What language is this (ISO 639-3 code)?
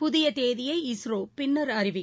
tam